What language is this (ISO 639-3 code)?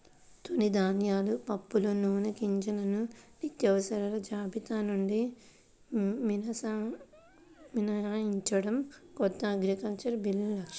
tel